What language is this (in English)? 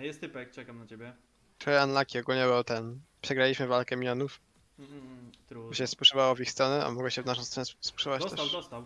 Polish